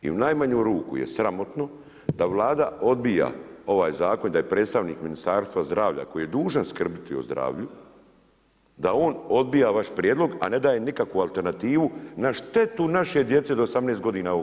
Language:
Croatian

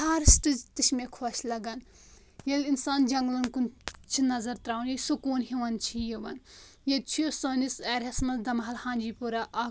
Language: Kashmiri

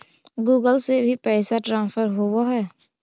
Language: Magahi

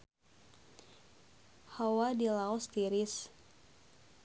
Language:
Sundanese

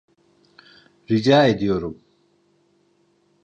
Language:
Turkish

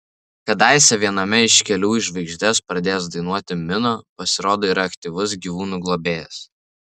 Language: Lithuanian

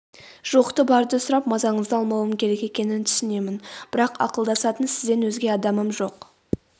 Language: Kazakh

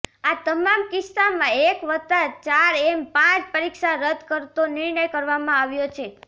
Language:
Gujarati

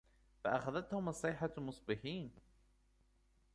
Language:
Arabic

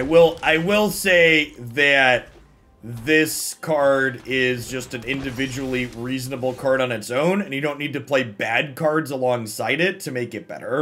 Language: English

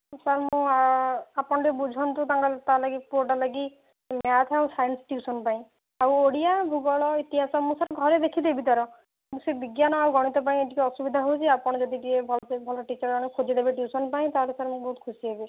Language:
Odia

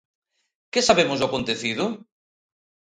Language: Galician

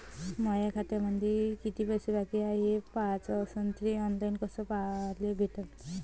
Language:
Marathi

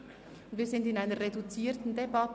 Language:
Swiss German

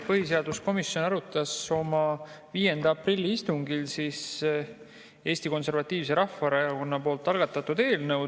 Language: Estonian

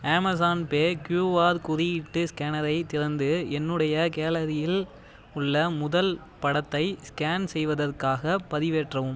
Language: Tamil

